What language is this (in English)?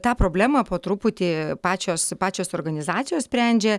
Lithuanian